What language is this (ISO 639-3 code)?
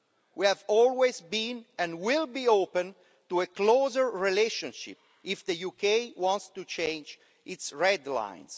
eng